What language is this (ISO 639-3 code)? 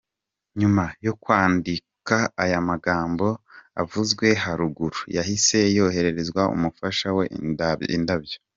kin